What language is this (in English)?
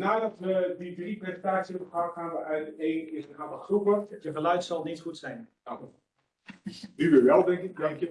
Dutch